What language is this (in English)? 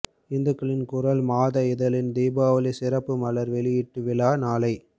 Tamil